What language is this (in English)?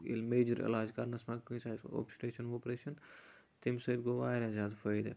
Kashmiri